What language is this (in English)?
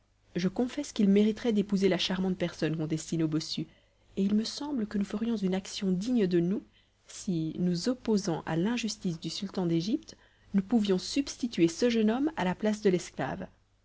French